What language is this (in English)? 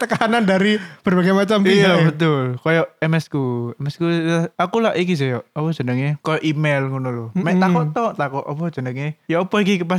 Indonesian